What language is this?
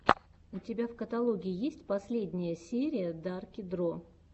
Russian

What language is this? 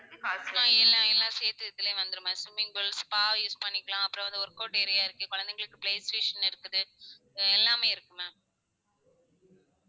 Tamil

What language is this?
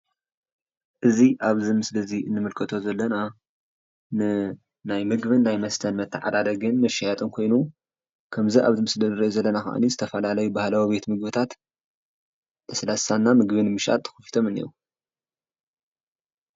Tigrinya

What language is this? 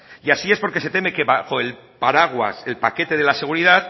Spanish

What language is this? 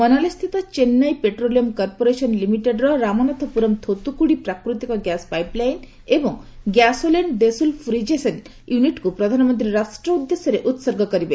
Odia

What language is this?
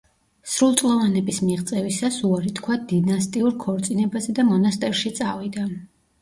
Georgian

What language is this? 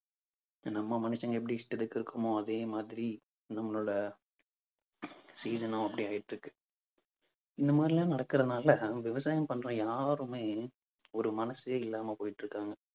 Tamil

